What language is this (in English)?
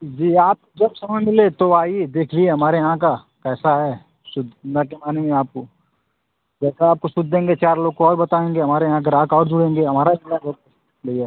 Hindi